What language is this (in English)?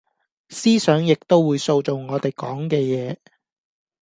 Cantonese